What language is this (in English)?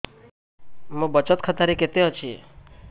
Odia